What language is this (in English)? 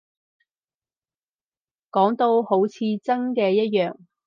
Cantonese